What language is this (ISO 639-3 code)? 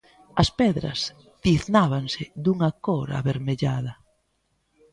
glg